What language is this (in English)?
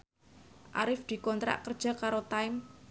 Javanese